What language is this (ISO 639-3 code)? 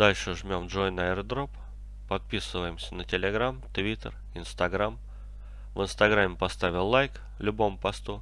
rus